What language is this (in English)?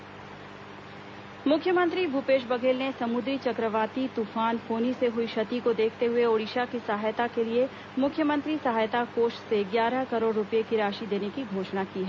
Hindi